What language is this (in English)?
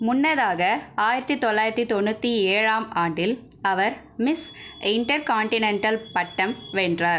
Tamil